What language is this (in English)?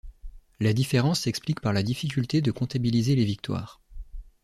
French